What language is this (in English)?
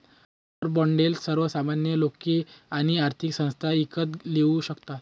Marathi